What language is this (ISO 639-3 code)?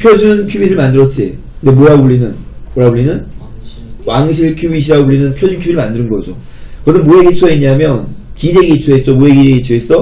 kor